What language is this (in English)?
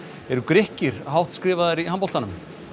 Icelandic